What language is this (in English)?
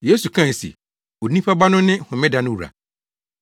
Akan